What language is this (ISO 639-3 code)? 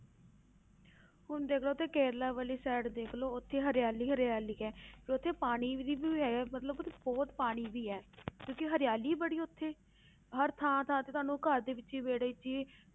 pan